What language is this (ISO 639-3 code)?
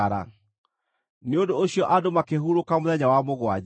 kik